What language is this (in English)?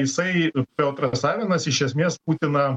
Lithuanian